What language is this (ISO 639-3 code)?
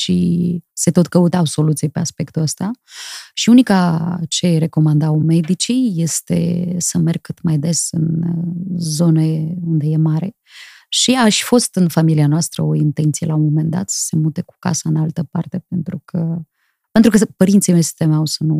ron